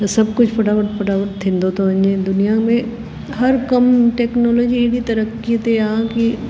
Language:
Sindhi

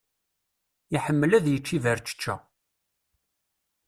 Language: Kabyle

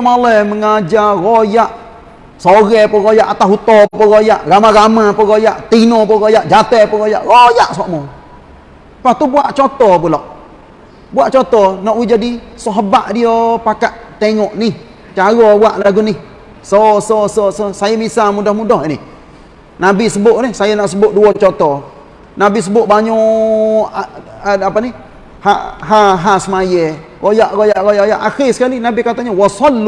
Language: Malay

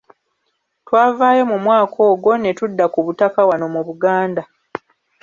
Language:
Ganda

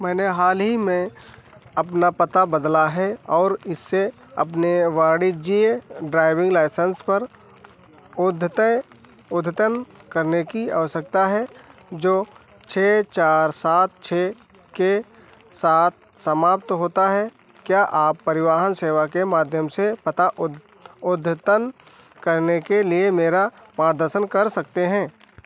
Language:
Hindi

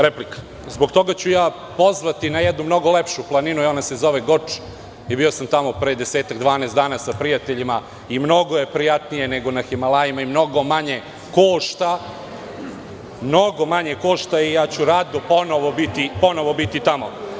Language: Serbian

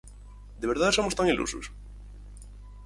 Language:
Galician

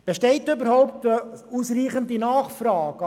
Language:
Swiss German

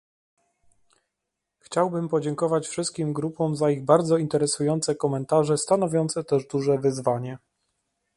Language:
Polish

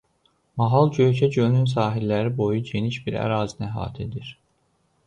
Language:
Azerbaijani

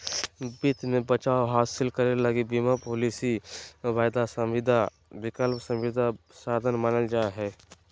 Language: Magahi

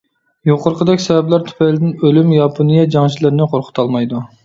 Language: Uyghur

